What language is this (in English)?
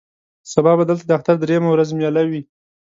Pashto